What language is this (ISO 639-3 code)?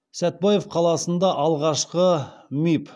kaz